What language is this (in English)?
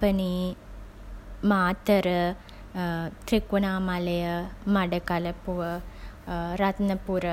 Sinhala